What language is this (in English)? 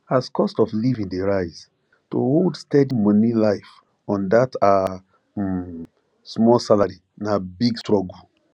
Nigerian Pidgin